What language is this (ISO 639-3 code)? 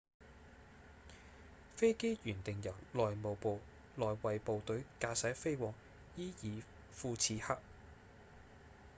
yue